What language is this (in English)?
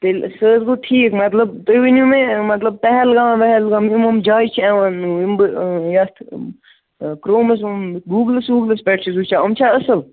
Kashmiri